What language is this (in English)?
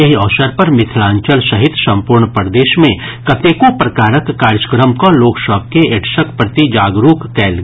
Maithili